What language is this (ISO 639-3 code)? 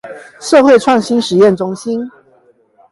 zho